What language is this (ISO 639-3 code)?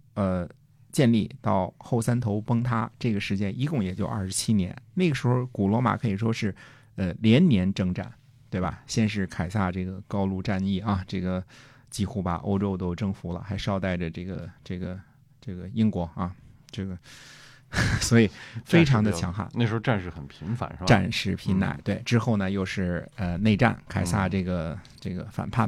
zho